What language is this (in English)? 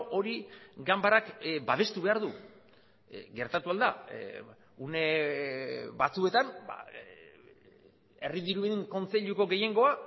Basque